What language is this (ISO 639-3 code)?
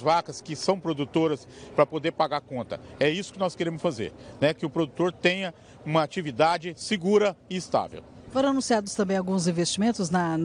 por